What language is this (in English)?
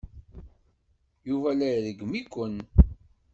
Kabyle